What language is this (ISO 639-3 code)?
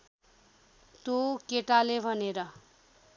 nep